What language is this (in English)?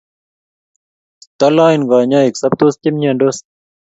Kalenjin